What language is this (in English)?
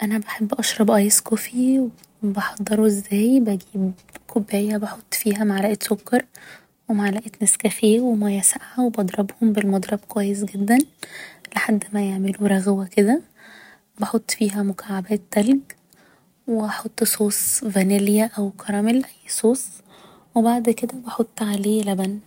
Egyptian Arabic